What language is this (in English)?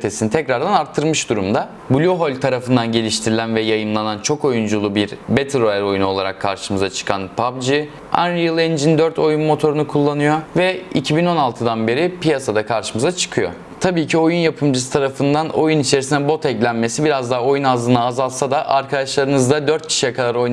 Turkish